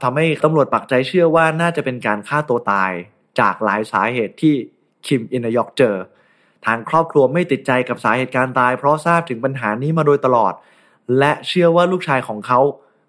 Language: Thai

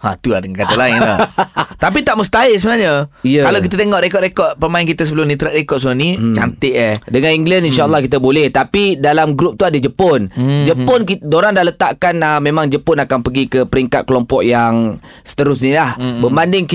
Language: Malay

